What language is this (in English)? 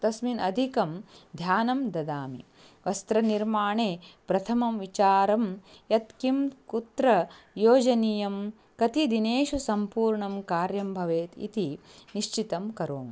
Sanskrit